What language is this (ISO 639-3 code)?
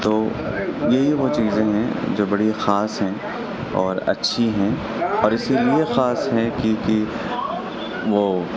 urd